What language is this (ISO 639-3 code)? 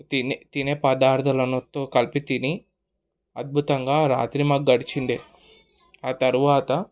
tel